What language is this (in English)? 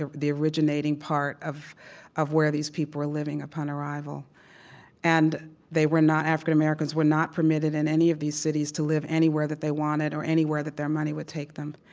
English